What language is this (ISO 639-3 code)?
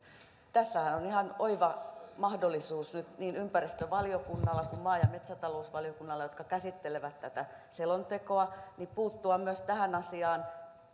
fin